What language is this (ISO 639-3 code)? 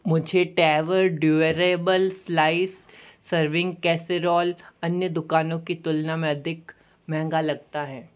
hin